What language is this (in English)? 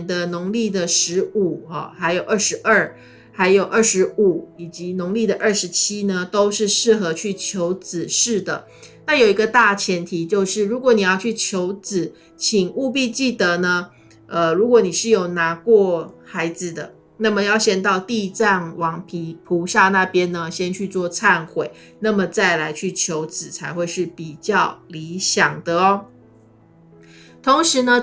Chinese